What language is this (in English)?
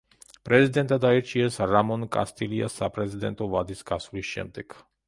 Georgian